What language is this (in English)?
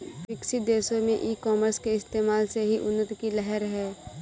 Hindi